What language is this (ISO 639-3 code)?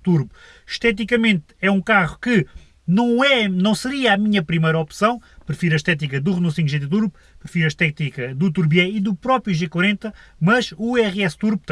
por